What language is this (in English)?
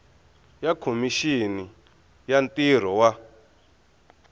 Tsonga